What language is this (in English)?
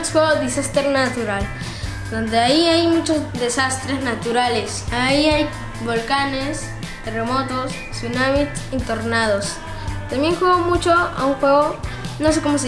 Spanish